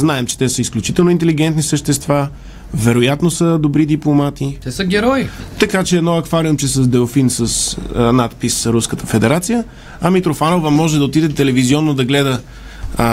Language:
Bulgarian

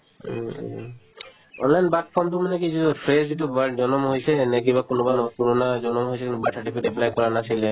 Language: Assamese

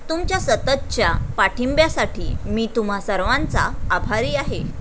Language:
Marathi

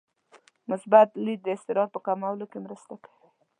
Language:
Pashto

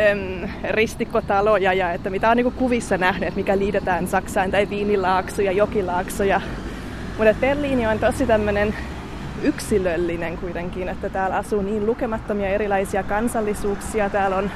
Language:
Finnish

